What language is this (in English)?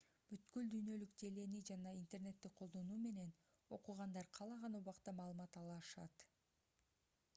Kyrgyz